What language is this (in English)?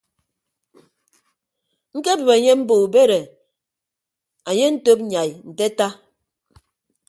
Ibibio